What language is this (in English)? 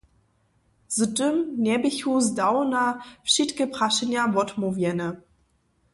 Upper Sorbian